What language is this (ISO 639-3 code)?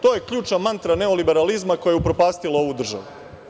srp